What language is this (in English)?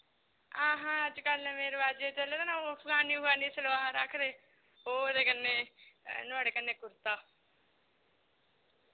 Dogri